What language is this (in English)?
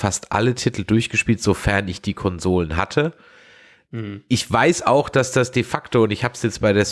German